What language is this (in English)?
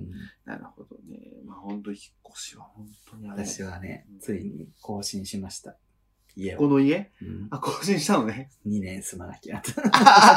Japanese